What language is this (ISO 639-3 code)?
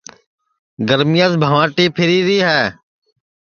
ssi